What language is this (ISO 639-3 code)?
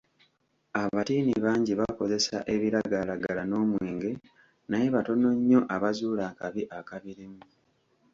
lug